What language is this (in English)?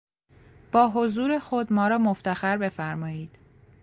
Persian